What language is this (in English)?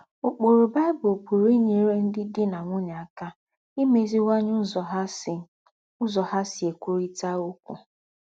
Igbo